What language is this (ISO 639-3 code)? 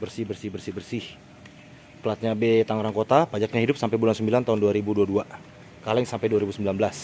ind